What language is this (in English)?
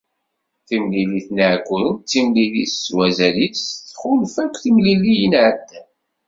Kabyle